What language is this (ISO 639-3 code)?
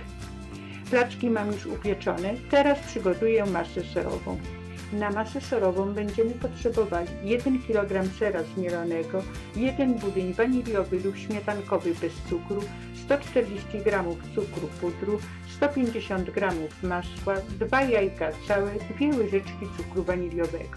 pol